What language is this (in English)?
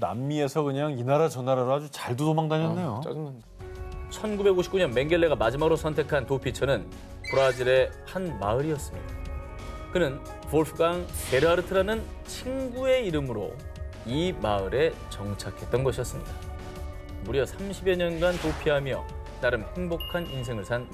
Korean